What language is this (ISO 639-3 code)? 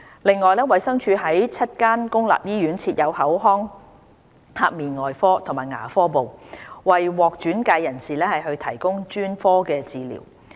yue